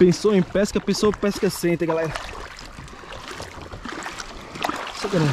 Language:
Portuguese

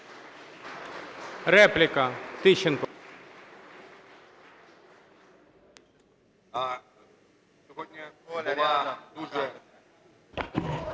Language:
Ukrainian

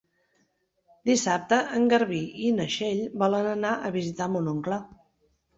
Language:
Catalan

